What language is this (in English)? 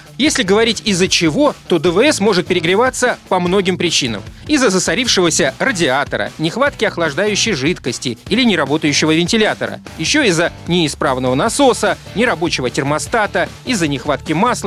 Russian